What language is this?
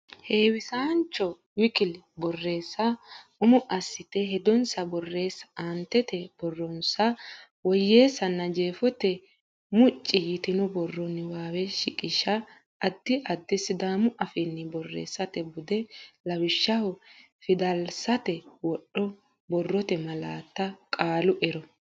Sidamo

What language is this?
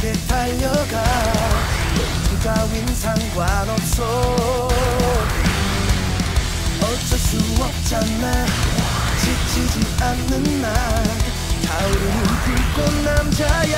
Korean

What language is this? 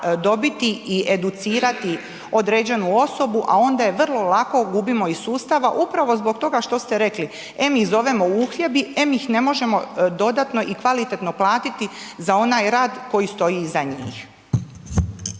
Croatian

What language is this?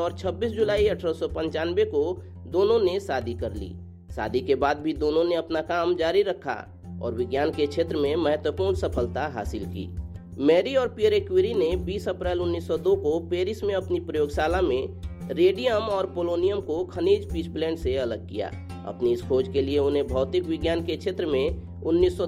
Hindi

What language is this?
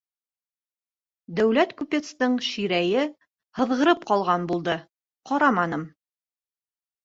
Bashkir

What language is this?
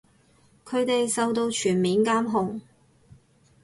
Cantonese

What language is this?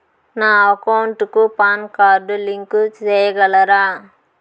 Telugu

